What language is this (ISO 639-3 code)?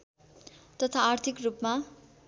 nep